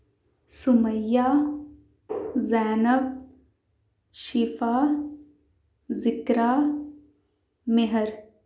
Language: Urdu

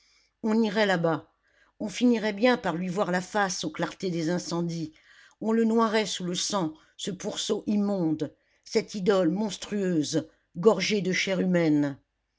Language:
French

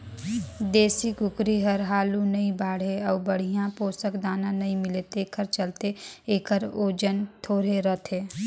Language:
Chhattisgarhi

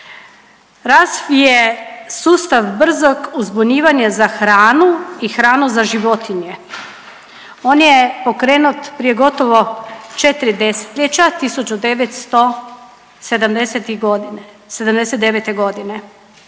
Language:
Croatian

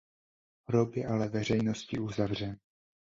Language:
Czech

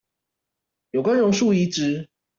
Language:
Chinese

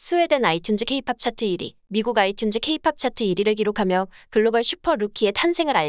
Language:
Korean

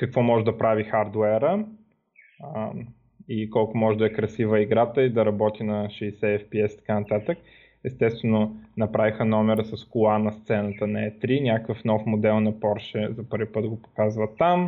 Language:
Bulgarian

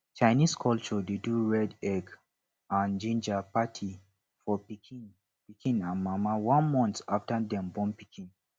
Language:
Nigerian Pidgin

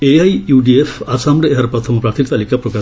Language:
Odia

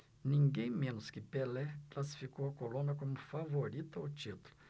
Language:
Portuguese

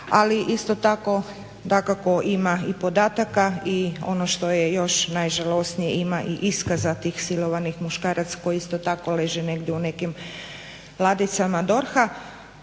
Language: Croatian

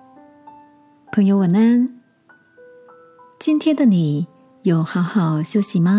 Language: Chinese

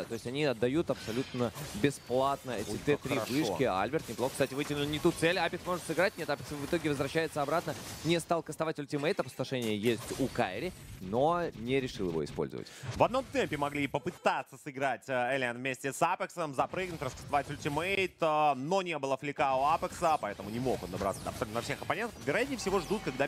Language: Russian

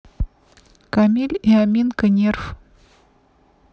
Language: Russian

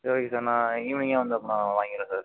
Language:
Tamil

